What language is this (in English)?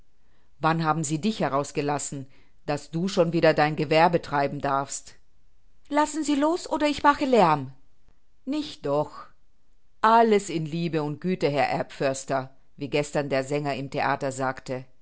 German